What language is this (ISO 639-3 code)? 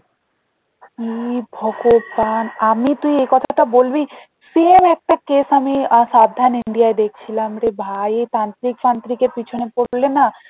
ben